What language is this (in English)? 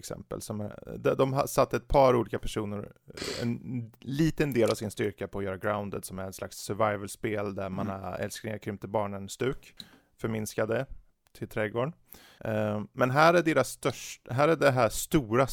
Swedish